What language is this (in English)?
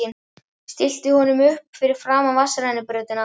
Icelandic